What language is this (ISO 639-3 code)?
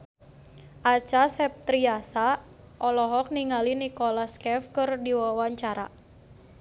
sun